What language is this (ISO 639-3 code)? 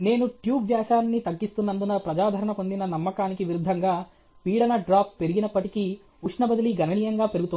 tel